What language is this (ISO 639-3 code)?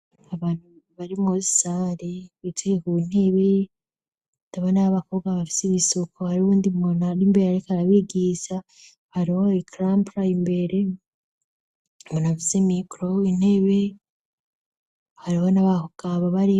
run